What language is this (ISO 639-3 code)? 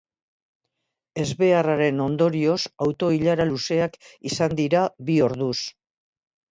eus